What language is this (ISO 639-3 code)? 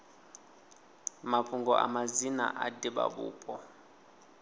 ven